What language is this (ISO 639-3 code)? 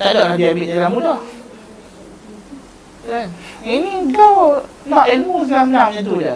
msa